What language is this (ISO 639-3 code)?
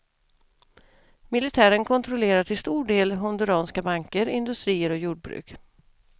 swe